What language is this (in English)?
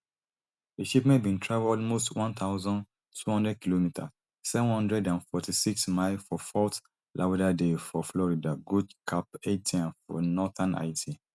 Nigerian Pidgin